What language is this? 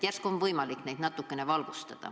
Estonian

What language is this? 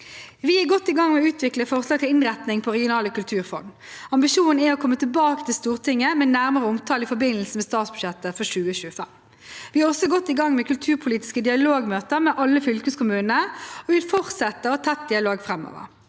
Norwegian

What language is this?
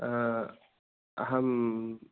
Sanskrit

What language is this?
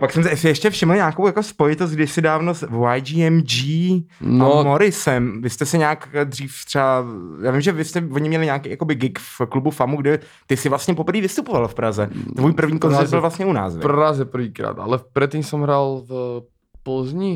Czech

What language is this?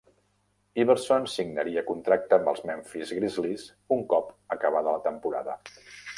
Catalan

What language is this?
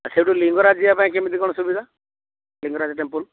Odia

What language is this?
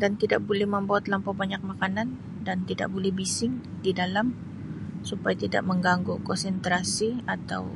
Sabah Malay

